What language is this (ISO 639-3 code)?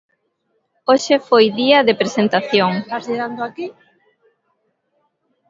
glg